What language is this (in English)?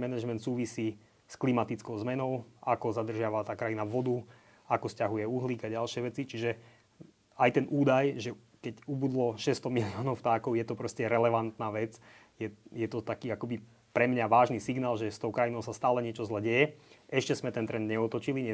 Slovak